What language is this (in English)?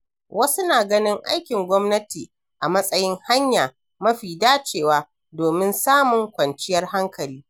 Hausa